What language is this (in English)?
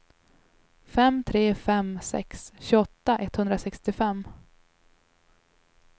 Swedish